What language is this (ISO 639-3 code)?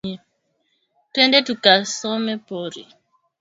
swa